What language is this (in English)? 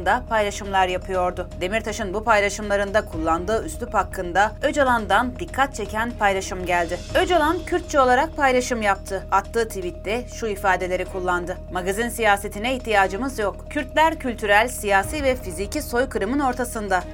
Turkish